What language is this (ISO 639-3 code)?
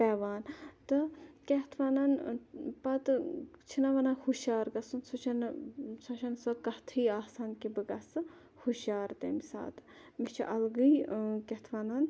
kas